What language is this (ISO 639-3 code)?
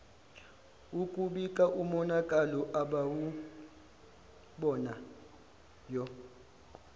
zul